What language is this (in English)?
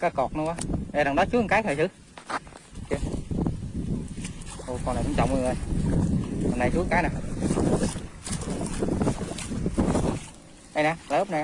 Vietnamese